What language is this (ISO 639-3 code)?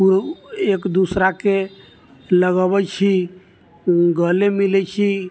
mai